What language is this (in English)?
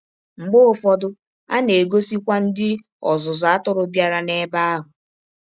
Igbo